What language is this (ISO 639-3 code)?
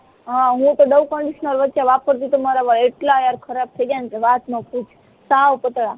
guj